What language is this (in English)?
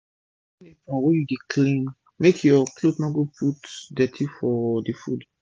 Nigerian Pidgin